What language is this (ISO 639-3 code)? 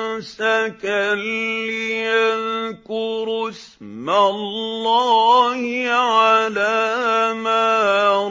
ara